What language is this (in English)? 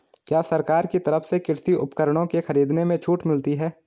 Hindi